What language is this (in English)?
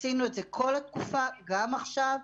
Hebrew